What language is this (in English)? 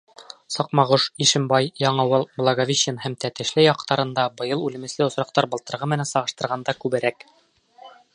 Bashkir